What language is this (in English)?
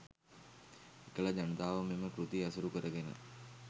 Sinhala